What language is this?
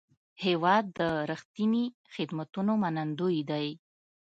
Pashto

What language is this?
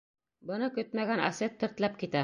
Bashkir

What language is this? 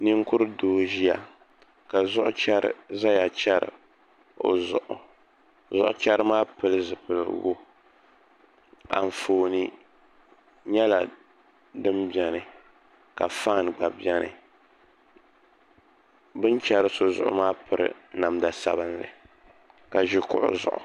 Dagbani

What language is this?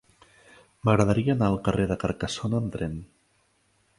Catalan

